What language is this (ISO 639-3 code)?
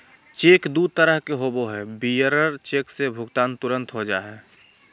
mag